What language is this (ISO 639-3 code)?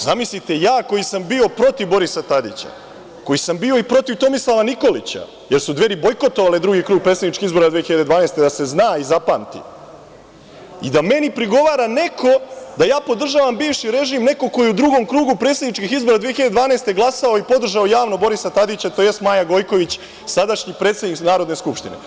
srp